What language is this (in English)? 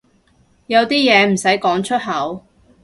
Cantonese